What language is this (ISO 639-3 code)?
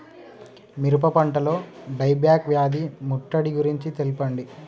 tel